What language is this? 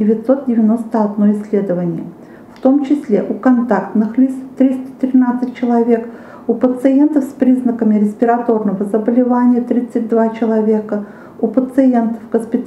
Russian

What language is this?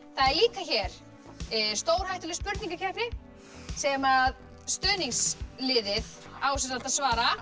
Icelandic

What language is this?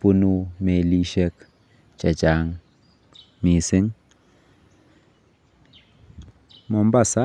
Kalenjin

